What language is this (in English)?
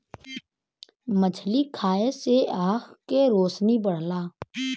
Bhojpuri